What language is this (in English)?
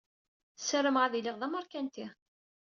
Kabyle